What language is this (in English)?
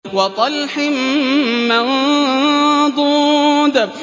Arabic